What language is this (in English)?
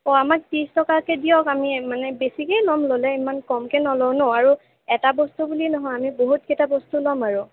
Assamese